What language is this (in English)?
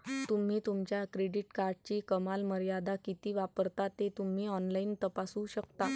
Marathi